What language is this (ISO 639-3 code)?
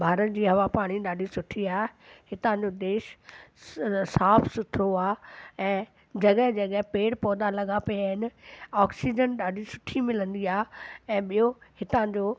snd